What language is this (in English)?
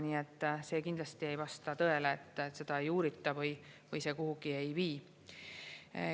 Estonian